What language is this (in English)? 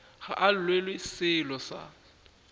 Northern Sotho